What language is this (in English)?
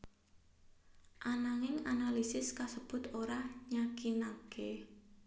Javanese